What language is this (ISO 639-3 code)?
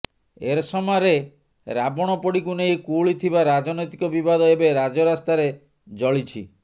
ori